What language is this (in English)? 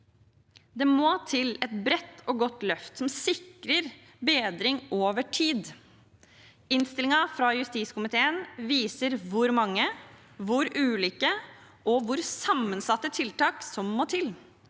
Norwegian